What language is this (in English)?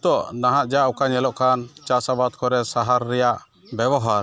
Santali